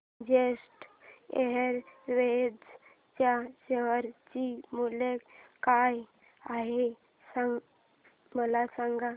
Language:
Marathi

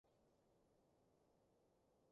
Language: Cantonese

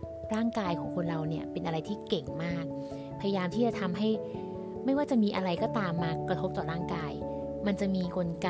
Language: Thai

